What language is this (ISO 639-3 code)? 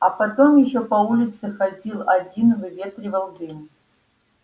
rus